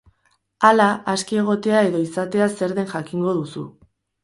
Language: Basque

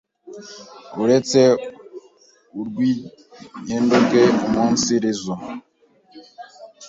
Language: Kinyarwanda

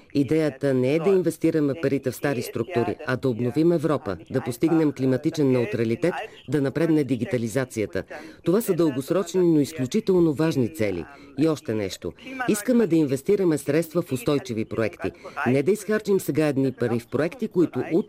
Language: Bulgarian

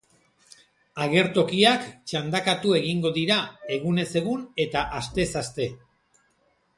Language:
Basque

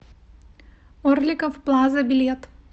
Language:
Russian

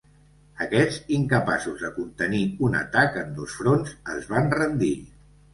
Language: Catalan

